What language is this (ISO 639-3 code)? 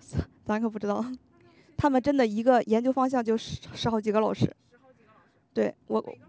zho